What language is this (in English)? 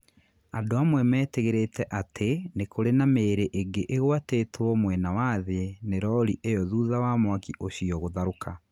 Kikuyu